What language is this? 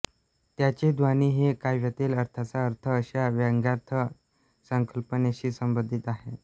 Marathi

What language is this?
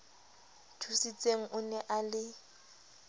Southern Sotho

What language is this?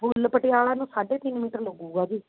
Punjabi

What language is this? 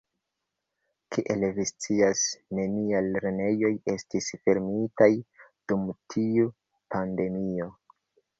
Esperanto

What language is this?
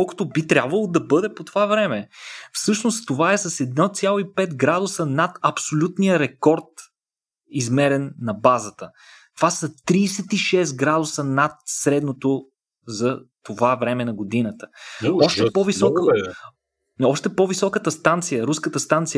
Bulgarian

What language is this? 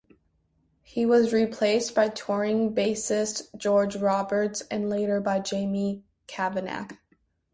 English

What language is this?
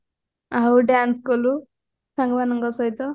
Odia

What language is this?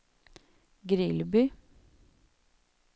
Swedish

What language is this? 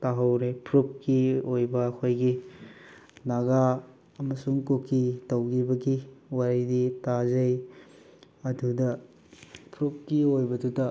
Manipuri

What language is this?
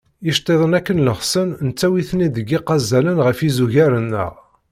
Kabyle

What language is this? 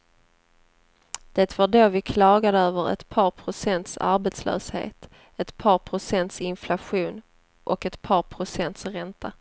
Swedish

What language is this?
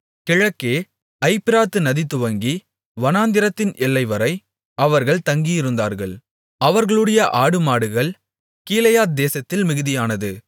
Tamil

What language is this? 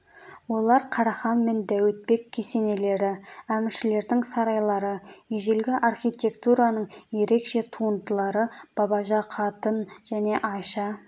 Kazakh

